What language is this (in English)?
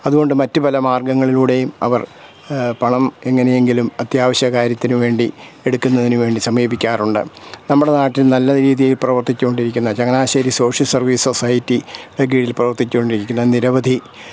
Malayalam